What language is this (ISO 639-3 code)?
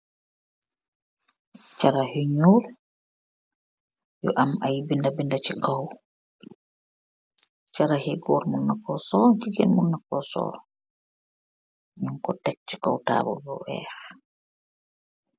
wol